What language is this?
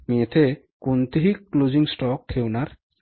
Marathi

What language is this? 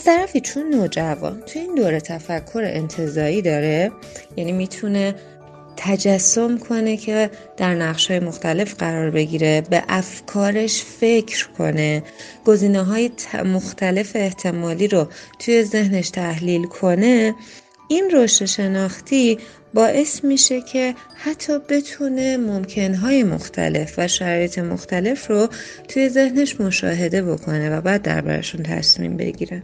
Persian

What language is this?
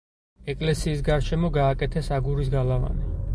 Georgian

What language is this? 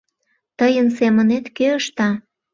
Mari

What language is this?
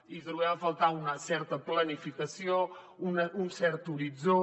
Catalan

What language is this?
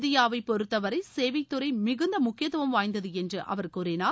Tamil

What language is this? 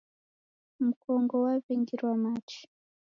Taita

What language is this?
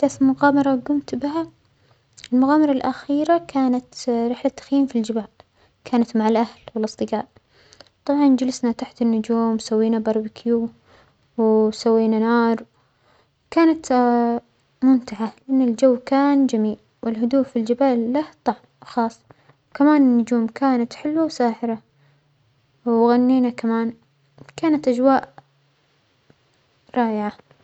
Omani Arabic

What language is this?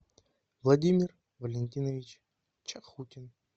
Russian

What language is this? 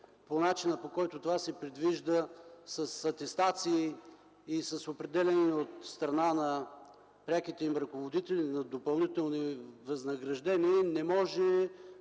Bulgarian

